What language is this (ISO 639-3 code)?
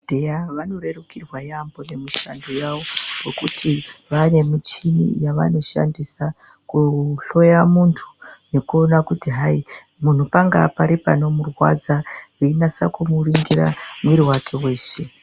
ndc